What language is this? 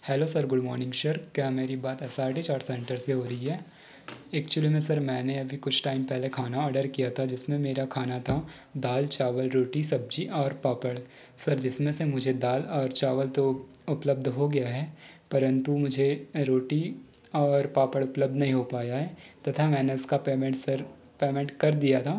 Hindi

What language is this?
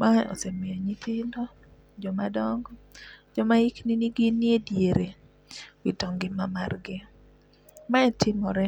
Luo (Kenya and Tanzania)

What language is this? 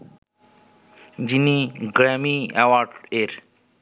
Bangla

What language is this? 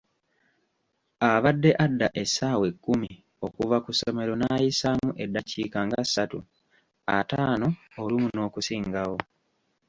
Ganda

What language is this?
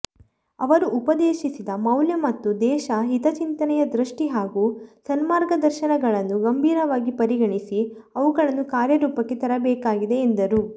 Kannada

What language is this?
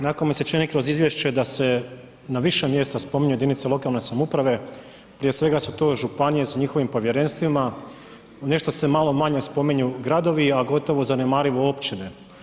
Croatian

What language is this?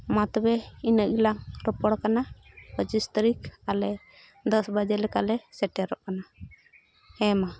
Santali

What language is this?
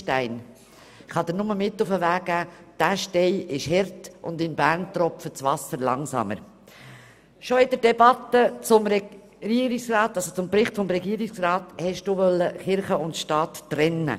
Swiss German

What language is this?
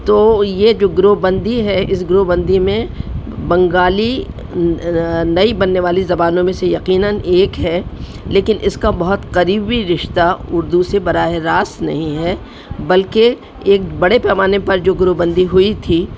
Urdu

